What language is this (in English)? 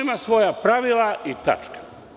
Serbian